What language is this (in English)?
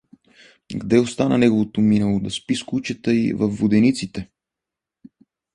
Bulgarian